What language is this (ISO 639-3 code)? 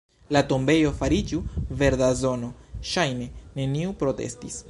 epo